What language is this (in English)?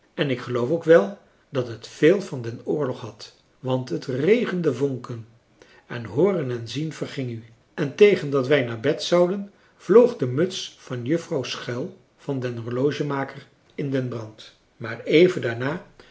Dutch